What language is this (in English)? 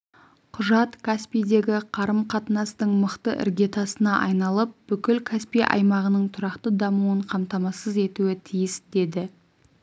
Kazakh